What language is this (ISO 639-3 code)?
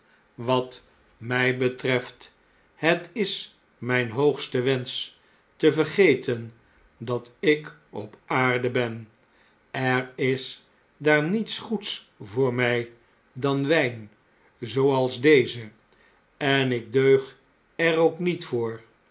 nld